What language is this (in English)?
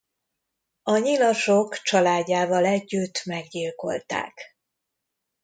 Hungarian